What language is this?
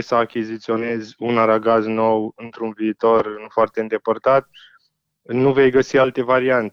Romanian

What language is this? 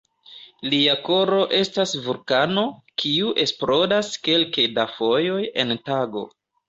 Esperanto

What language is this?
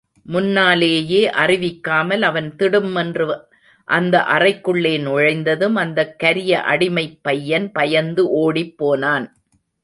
Tamil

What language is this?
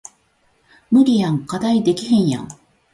Japanese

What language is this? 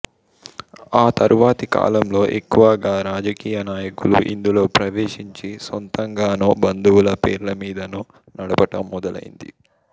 Telugu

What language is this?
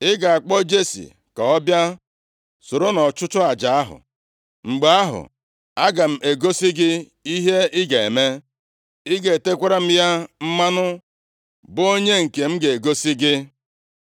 Igbo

